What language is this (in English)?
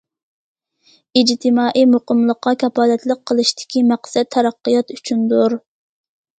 Uyghur